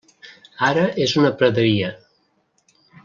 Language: Catalan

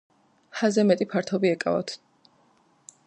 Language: Georgian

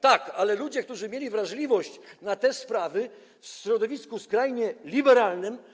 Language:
Polish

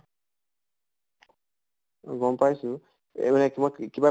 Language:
Assamese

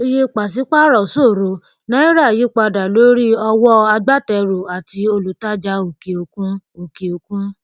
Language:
Yoruba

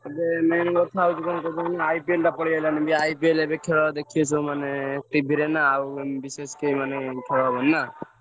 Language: Odia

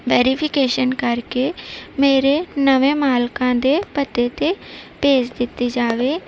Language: Punjabi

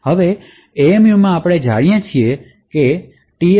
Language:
Gujarati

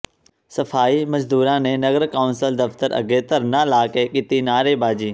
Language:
Punjabi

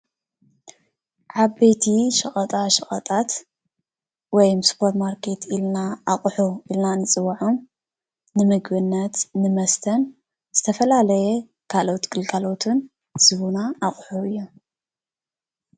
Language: Tigrinya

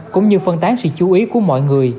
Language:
Vietnamese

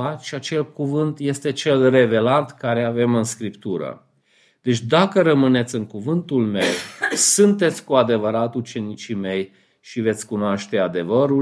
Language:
Romanian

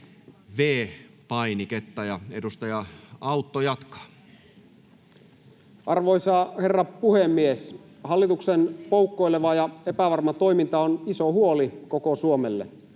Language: Finnish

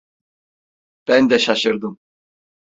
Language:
Turkish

